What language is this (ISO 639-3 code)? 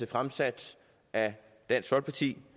dan